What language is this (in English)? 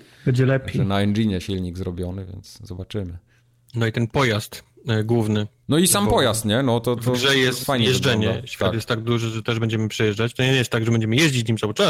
Polish